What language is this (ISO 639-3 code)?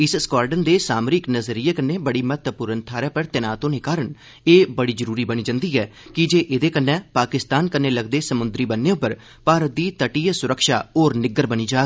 doi